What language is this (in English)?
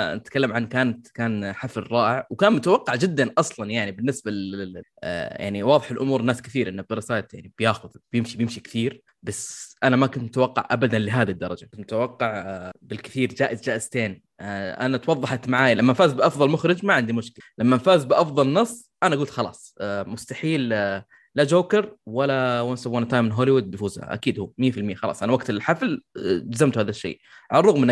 Arabic